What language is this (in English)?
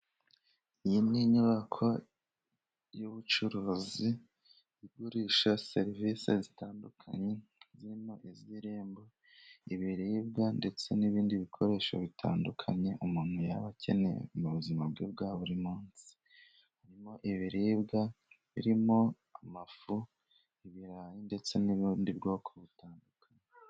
Kinyarwanda